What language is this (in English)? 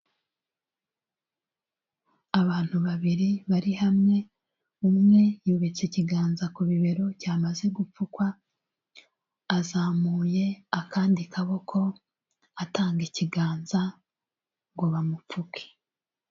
Kinyarwanda